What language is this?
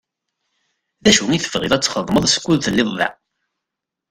Kabyle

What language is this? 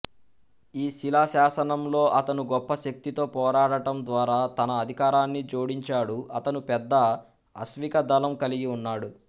Telugu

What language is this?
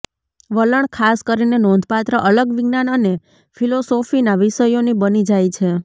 Gujarati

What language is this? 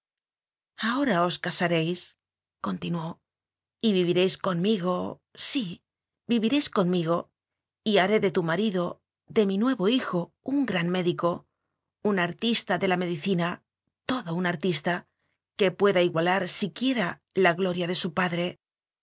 Spanish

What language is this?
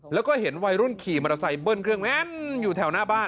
Thai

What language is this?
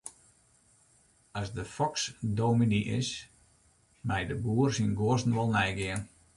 Western Frisian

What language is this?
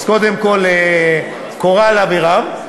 Hebrew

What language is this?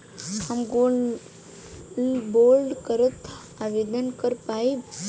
Bhojpuri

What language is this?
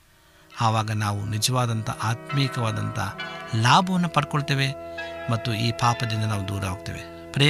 Kannada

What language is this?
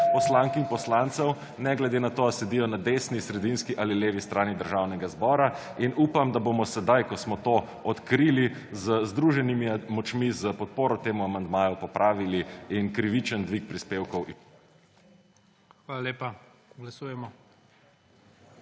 Slovenian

